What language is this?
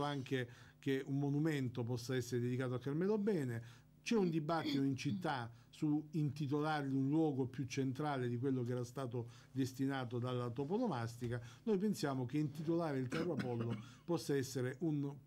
Italian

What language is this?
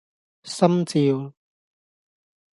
Cantonese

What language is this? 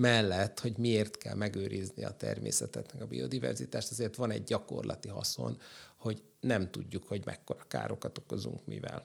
Hungarian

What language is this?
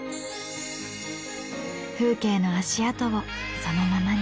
Japanese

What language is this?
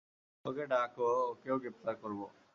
Bangla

